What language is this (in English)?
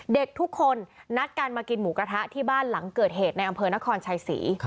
Thai